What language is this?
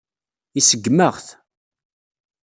Kabyle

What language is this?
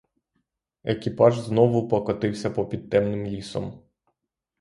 Ukrainian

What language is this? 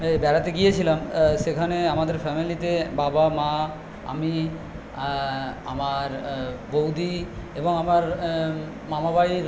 Bangla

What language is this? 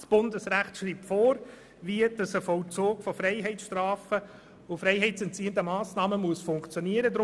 Swiss German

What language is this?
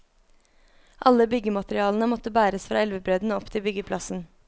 Norwegian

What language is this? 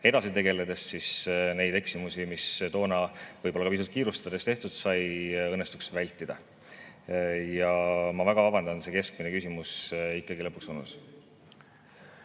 Estonian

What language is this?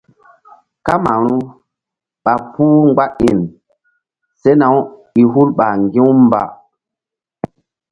Mbum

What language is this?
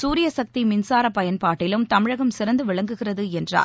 Tamil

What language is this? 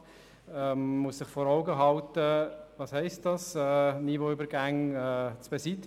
Swiss German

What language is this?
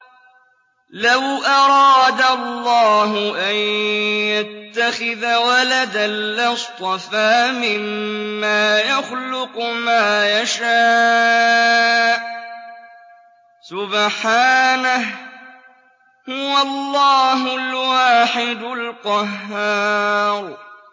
Arabic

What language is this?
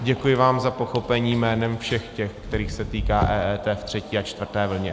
Czech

